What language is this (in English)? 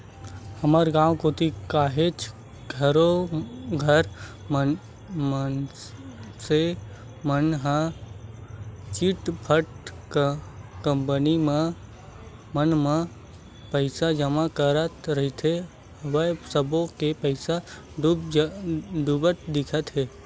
Chhattisgarhi